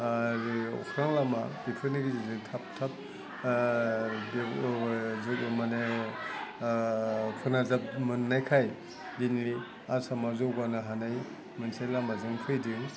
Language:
Bodo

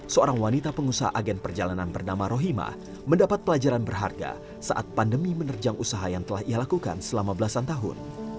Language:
Indonesian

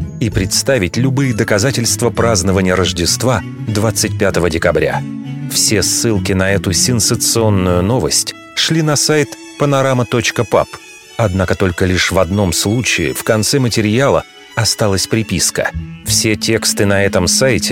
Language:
Russian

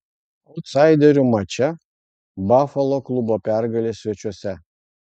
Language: Lithuanian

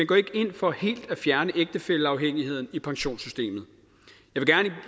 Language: Danish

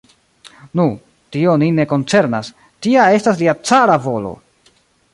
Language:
Esperanto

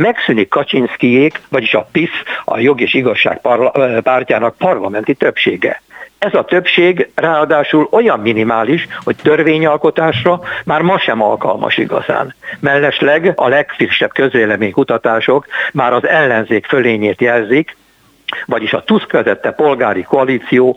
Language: Hungarian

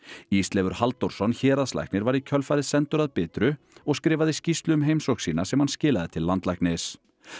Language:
Icelandic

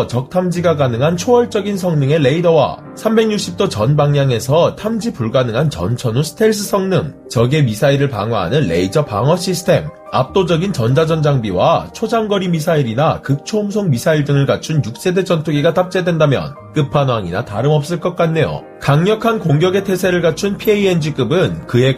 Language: Korean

